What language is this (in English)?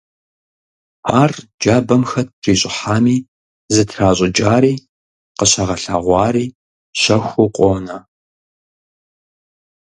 Kabardian